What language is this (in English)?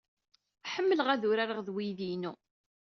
Kabyle